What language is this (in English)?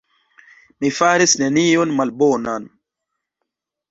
Esperanto